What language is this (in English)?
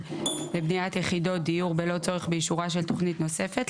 Hebrew